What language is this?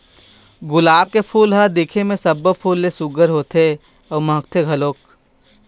Chhattisgarhi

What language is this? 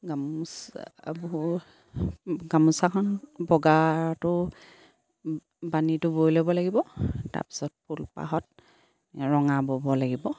Assamese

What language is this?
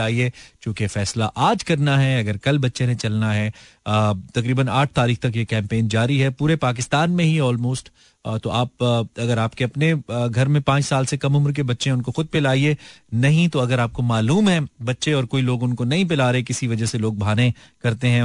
Hindi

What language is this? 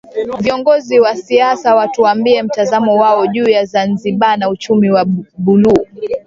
Swahili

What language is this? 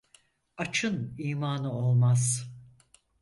Turkish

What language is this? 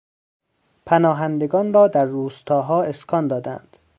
Persian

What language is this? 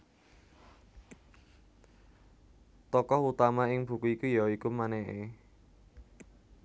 Javanese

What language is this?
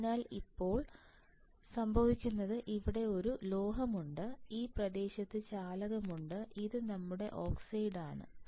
Malayalam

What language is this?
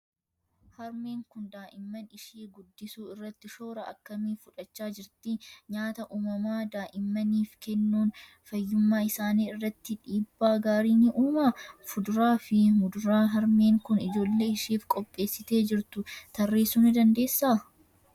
Oromo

